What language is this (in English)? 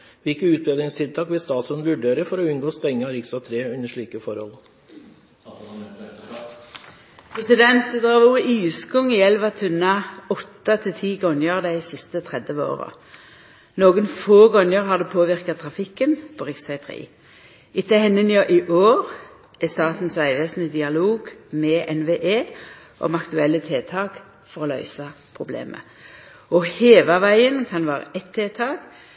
Norwegian